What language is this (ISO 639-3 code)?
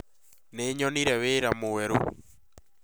kik